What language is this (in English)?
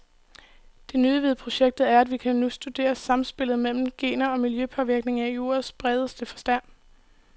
Danish